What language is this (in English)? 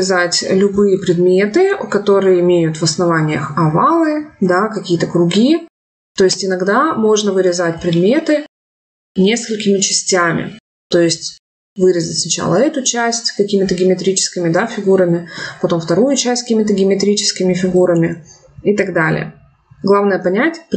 Russian